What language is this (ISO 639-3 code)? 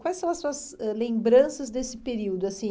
por